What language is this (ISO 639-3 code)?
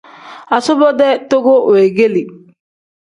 kdh